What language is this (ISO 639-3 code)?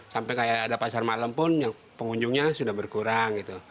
ind